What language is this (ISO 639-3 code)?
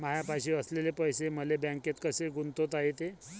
mar